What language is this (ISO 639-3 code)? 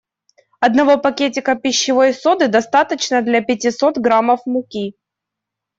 rus